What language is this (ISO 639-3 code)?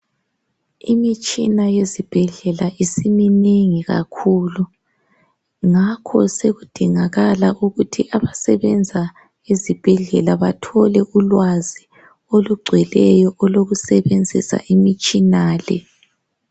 nde